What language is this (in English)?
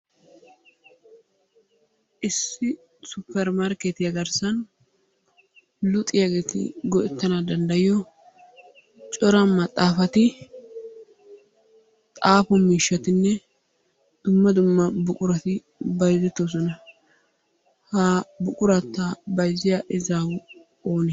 Wolaytta